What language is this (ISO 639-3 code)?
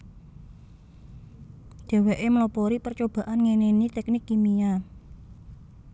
jav